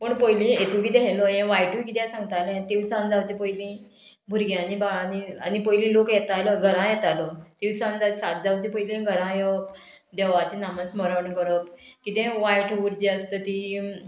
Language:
Konkani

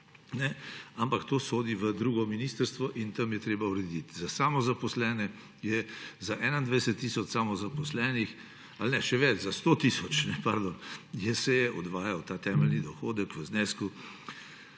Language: Slovenian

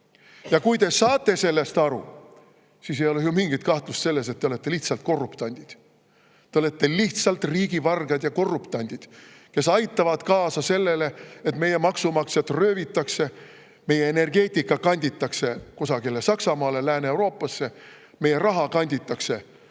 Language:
Estonian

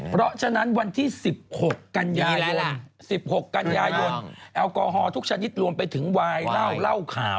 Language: Thai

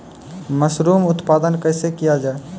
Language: Maithili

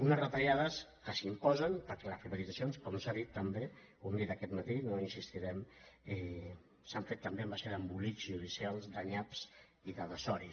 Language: Catalan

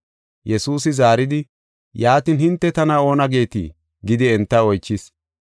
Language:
Gofa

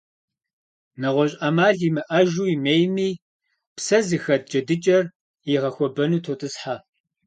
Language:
Kabardian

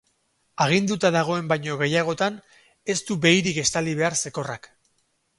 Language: Basque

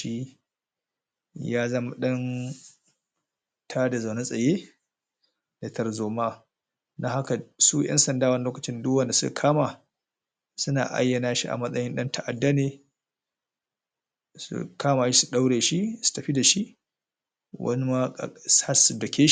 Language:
Hausa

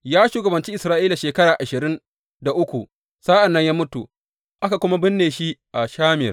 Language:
Hausa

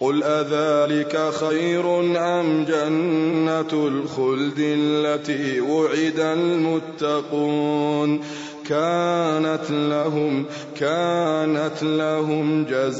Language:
Arabic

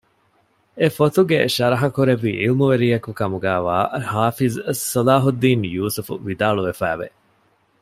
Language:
Divehi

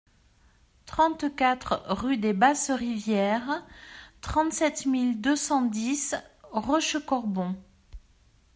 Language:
French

